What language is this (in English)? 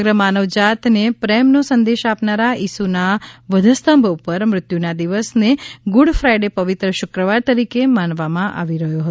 Gujarati